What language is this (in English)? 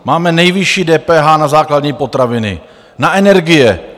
Czech